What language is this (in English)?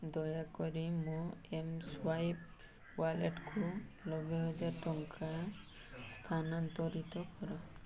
Odia